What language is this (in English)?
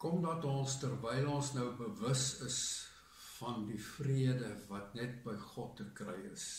Dutch